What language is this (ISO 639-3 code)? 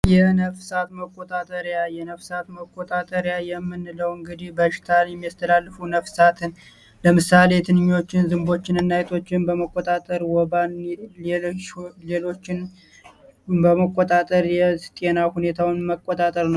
amh